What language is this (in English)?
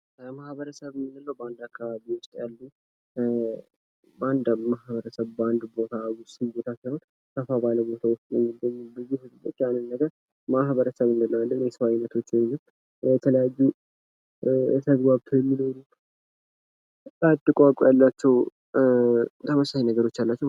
Amharic